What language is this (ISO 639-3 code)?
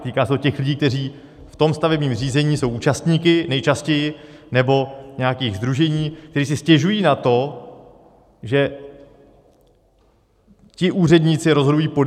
ces